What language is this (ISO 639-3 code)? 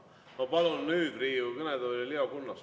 est